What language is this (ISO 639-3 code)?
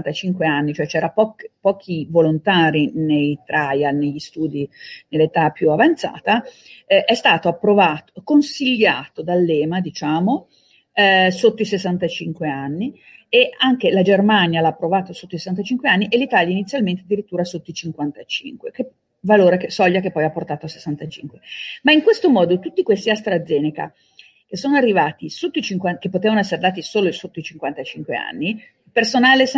ita